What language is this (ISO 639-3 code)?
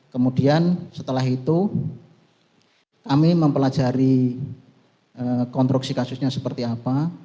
ind